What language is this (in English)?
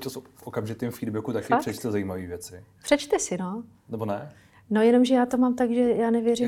Czech